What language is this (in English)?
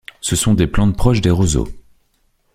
French